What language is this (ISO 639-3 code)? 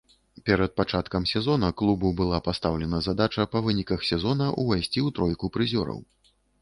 bel